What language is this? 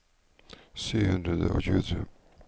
Norwegian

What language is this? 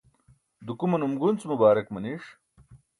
Burushaski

